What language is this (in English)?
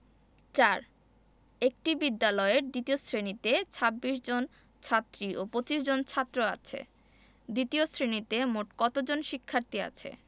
Bangla